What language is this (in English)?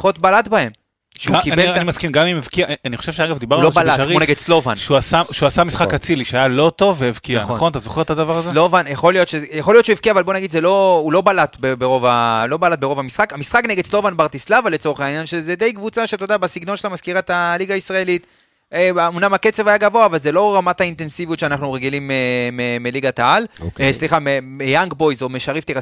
Hebrew